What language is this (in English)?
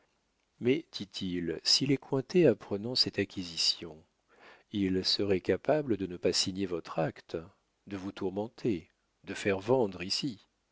French